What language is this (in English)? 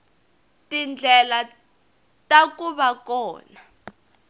Tsonga